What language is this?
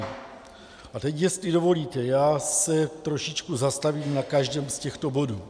Czech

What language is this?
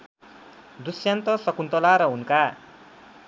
Nepali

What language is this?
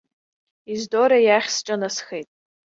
Abkhazian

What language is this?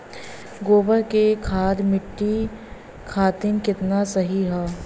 Bhojpuri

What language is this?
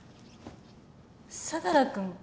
Japanese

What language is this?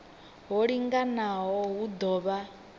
Venda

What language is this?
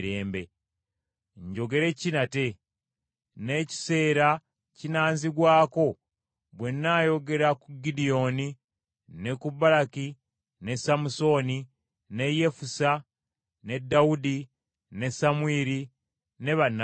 Ganda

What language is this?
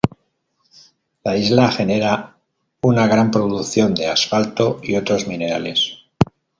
Spanish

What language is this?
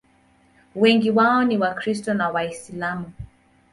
Swahili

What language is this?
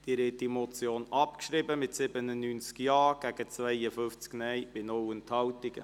Swiss German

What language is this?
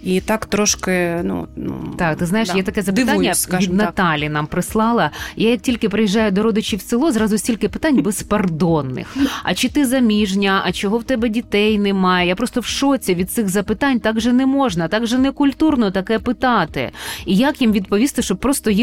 Ukrainian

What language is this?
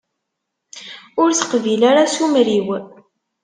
Kabyle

